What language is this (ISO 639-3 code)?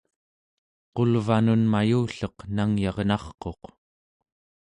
esu